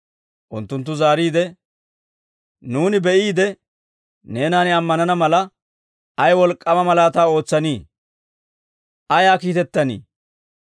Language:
Dawro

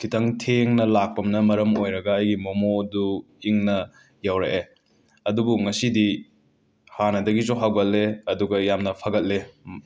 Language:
Manipuri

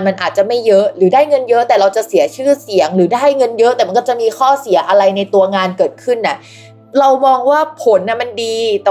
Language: Thai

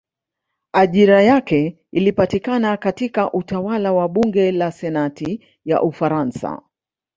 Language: Swahili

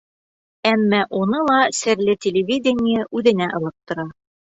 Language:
Bashkir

